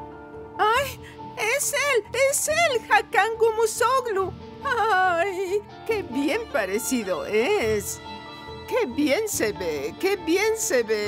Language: Spanish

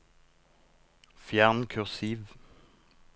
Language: Norwegian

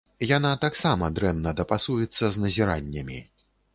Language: Belarusian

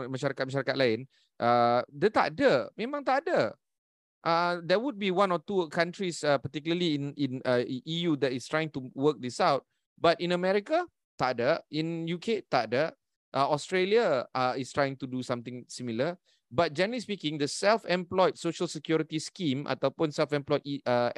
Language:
Malay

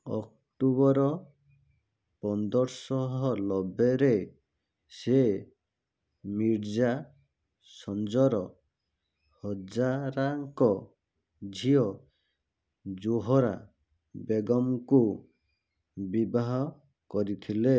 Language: Odia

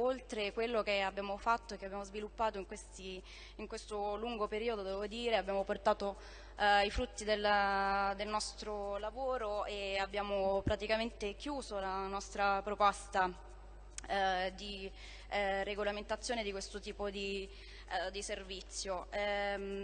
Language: Italian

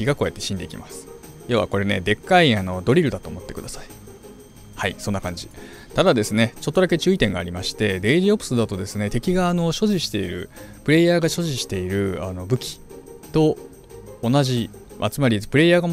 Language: Japanese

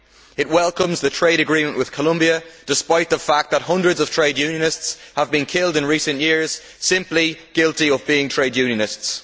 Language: English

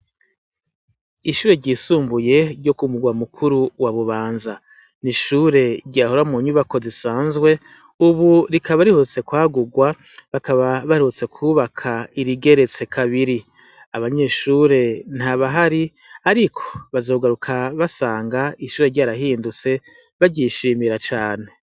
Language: Rundi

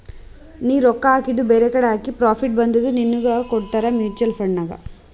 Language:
Kannada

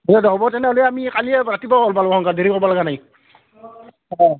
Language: Assamese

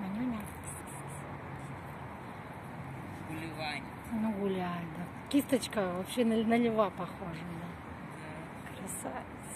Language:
Russian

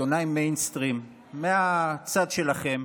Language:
Hebrew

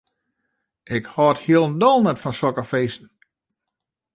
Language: Western Frisian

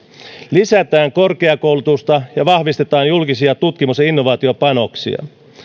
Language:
Finnish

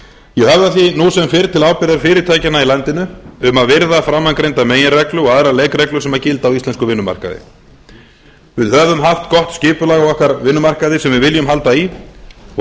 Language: Icelandic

